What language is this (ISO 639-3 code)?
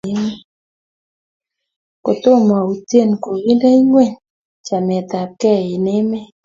kln